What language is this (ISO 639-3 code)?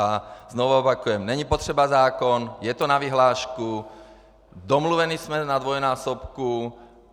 ces